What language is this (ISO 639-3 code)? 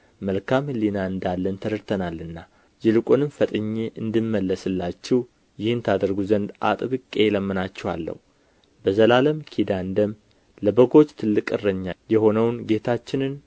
amh